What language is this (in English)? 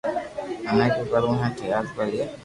Loarki